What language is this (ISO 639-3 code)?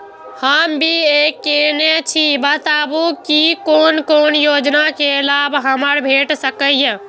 mai